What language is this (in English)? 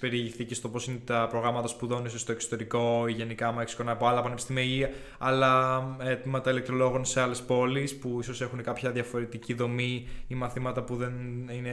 Greek